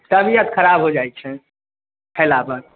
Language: Maithili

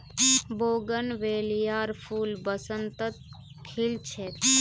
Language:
Magahi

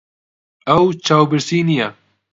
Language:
Central Kurdish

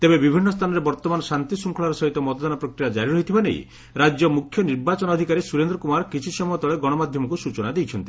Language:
Odia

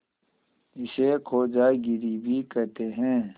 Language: Hindi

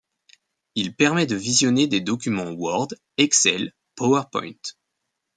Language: French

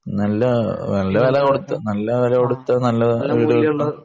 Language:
Malayalam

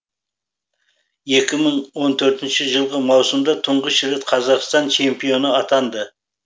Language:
Kazakh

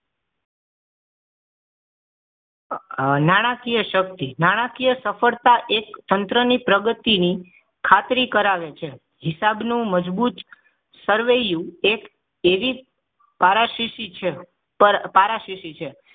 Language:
Gujarati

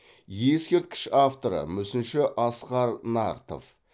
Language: Kazakh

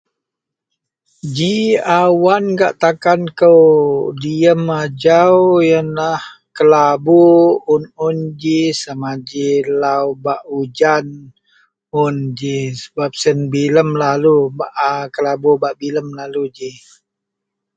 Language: Central Melanau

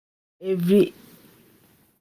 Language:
Nigerian Pidgin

